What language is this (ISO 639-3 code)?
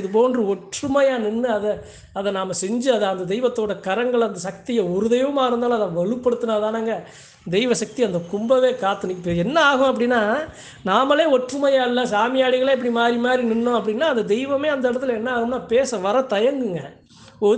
ara